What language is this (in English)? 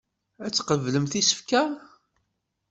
Kabyle